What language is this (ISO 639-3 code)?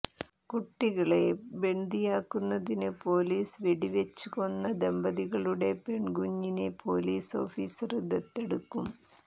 mal